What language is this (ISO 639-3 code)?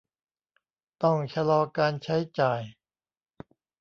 tha